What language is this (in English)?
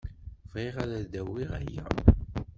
Kabyle